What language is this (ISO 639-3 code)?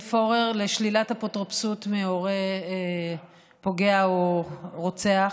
heb